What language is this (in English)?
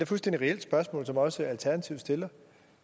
Danish